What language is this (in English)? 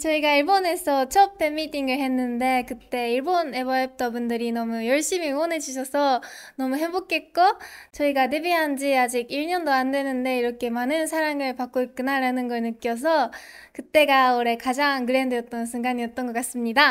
Korean